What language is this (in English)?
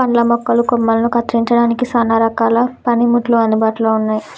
Telugu